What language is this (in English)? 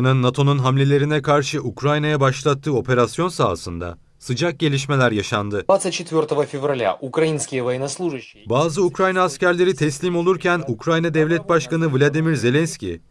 Turkish